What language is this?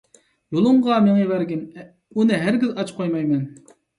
Uyghur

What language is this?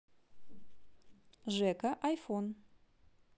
Russian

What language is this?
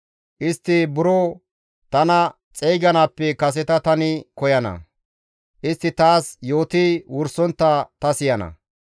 Gamo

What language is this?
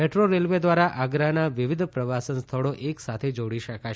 Gujarati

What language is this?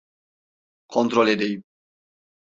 Turkish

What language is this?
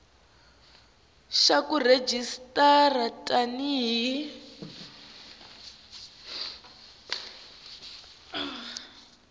Tsonga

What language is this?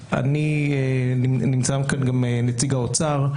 Hebrew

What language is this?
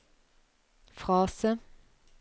Norwegian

